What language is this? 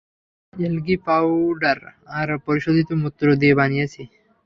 Bangla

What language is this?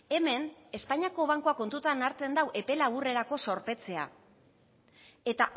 Basque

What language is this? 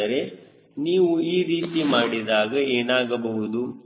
Kannada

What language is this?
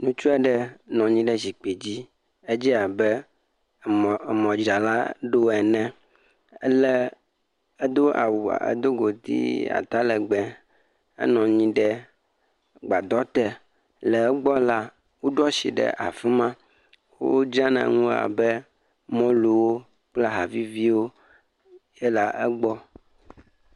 Ewe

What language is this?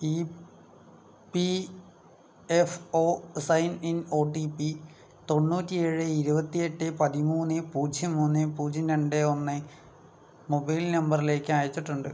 Malayalam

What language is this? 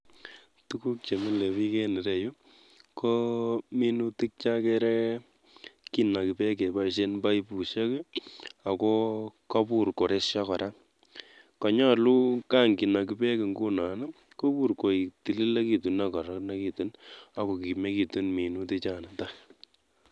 Kalenjin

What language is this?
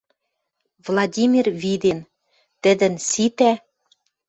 Western Mari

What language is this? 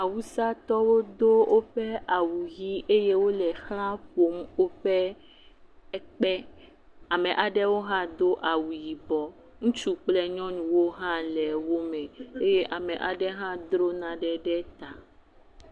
Ewe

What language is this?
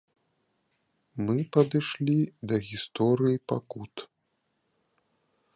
Belarusian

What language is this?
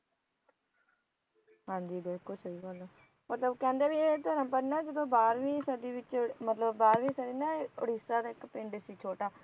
Punjabi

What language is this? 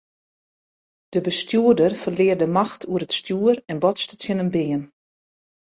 Western Frisian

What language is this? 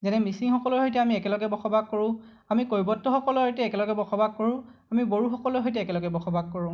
Assamese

